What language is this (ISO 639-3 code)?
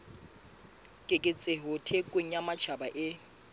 sot